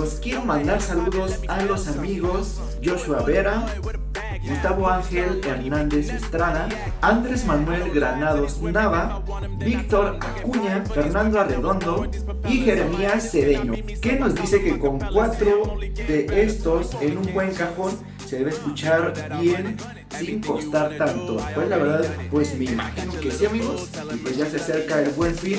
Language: Spanish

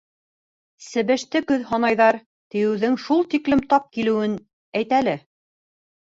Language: Bashkir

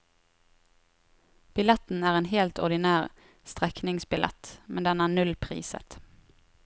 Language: Norwegian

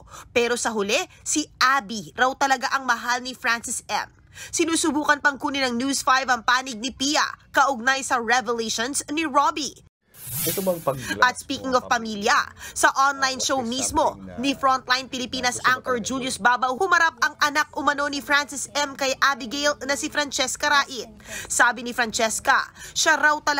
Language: Filipino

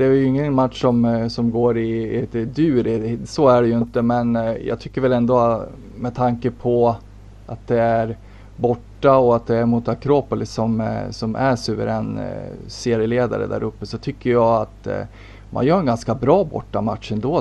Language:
Swedish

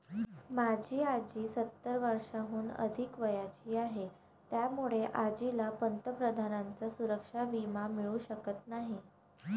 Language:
Marathi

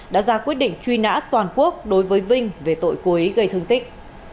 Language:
Vietnamese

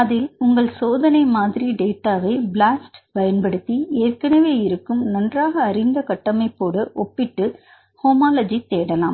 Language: Tamil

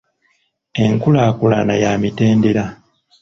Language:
Ganda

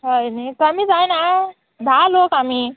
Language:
Konkani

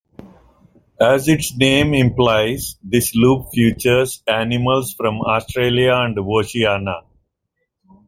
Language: English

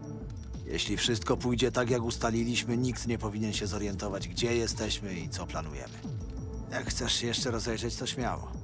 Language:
Polish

